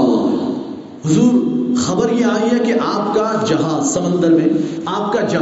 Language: Urdu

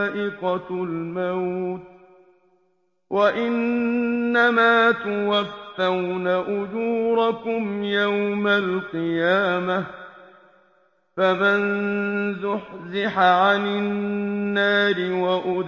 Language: Arabic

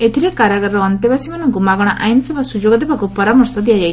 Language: Odia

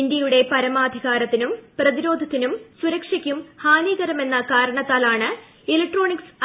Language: Malayalam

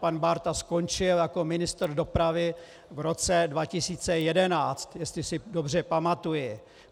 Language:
Czech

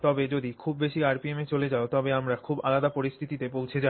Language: Bangla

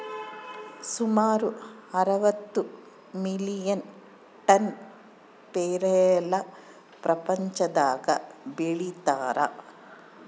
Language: Kannada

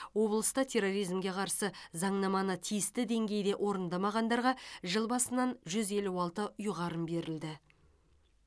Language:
Kazakh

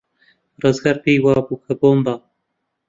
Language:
Central Kurdish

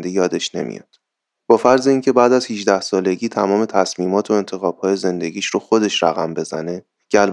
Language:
Persian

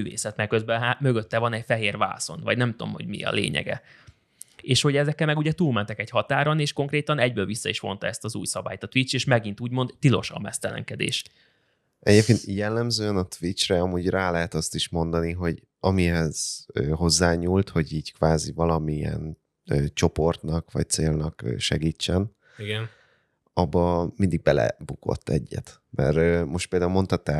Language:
Hungarian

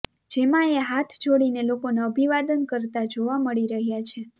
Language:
Gujarati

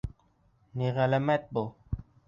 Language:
Bashkir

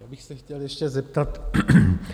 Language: Czech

